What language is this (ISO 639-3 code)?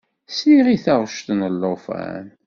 kab